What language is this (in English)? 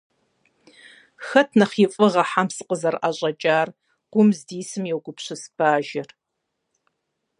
Kabardian